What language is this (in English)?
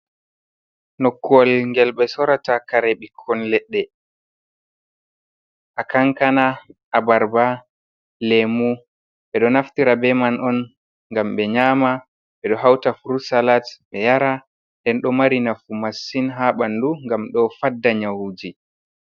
Fula